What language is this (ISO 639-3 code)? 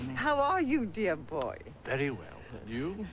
eng